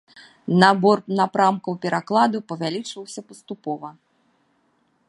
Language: Belarusian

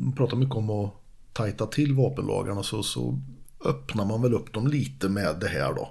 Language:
Swedish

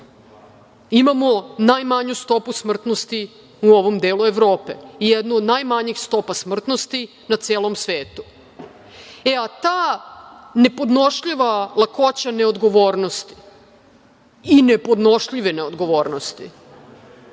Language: Serbian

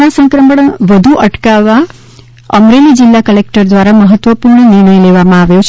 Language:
Gujarati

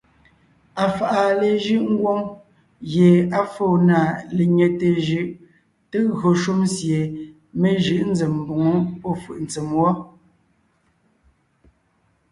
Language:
Ngiemboon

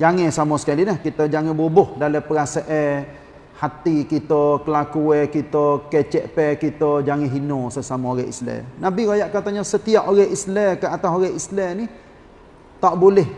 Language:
Malay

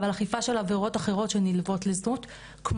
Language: Hebrew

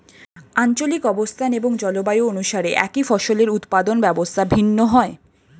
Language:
Bangla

